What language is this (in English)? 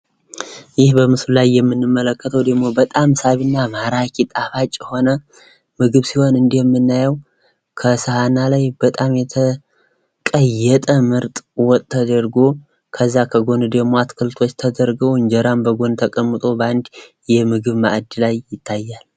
Amharic